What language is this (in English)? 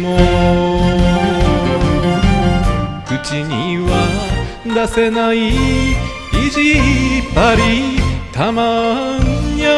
Japanese